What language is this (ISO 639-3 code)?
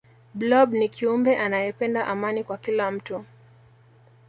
swa